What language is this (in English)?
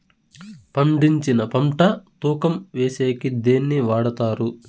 Telugu